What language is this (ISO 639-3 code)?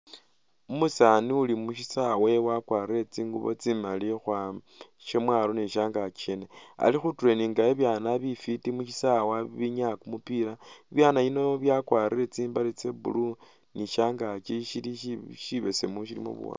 myx